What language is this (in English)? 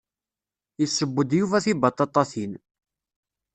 Kabyle